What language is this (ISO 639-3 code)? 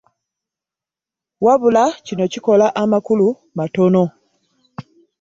lug